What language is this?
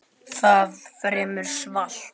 Icelandic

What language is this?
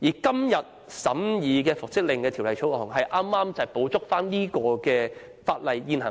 Cantonese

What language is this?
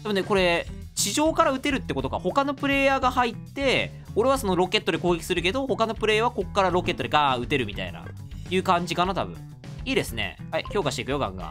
Japanese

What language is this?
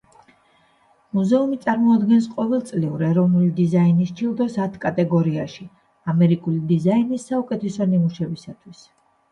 Georgian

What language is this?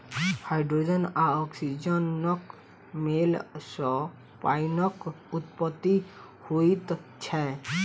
Maithili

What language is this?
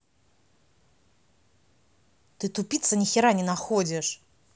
Russian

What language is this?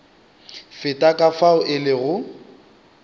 Northern Sotho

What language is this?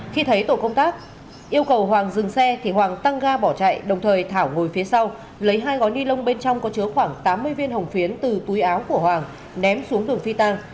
Vietnamese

